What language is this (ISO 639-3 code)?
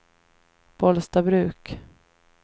swe